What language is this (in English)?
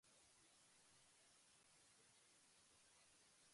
Japanese